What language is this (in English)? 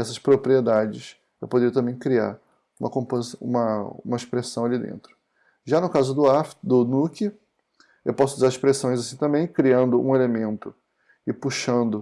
Portuguese